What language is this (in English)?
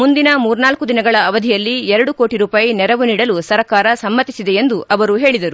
Kannada